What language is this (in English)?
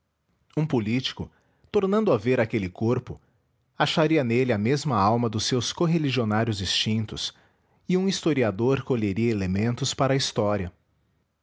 Portuguese